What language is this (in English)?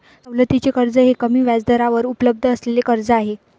Marathi